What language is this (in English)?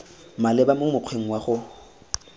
Tswana